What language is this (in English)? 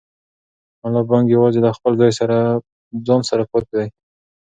Pashto